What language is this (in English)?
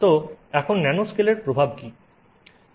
Bangla